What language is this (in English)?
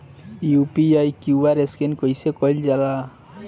Bhojpuri